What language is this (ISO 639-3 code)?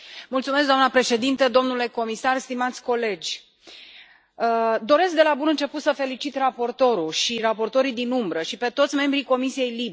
ron